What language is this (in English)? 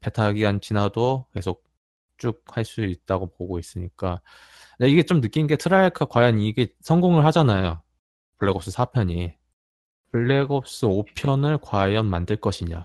Korean